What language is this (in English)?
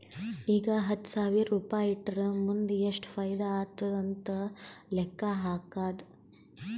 Kannada